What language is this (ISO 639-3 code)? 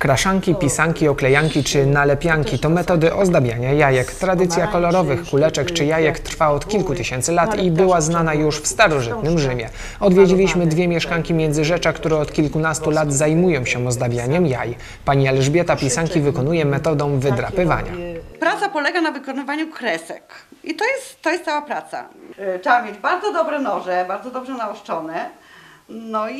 pol